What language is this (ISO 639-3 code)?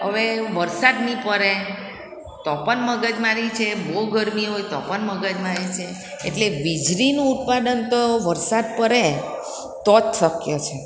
guj